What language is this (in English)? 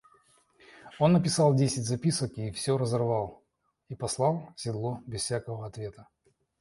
Russian